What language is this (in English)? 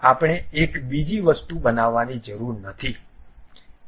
Gujarati